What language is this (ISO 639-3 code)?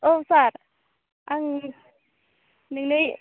brx